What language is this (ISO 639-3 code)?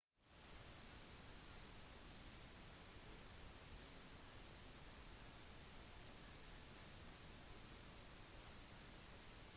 nob